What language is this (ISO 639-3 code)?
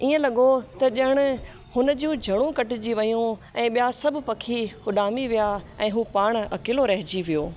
snd